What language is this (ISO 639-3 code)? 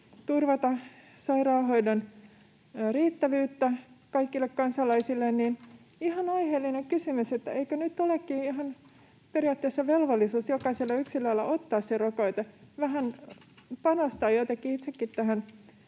fin